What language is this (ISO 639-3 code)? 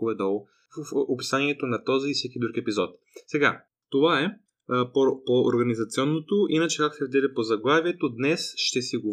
bul